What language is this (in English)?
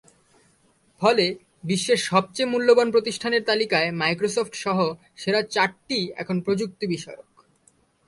Bangla